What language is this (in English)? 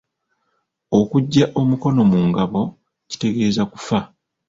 Ganda